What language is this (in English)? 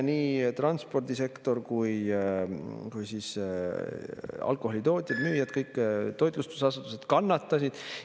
Estonian